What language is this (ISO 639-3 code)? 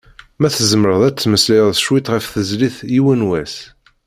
kab